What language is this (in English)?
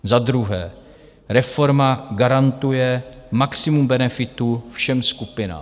Czech